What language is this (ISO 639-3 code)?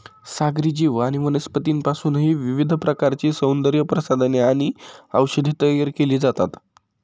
mar